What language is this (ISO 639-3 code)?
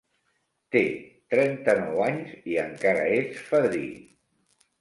cat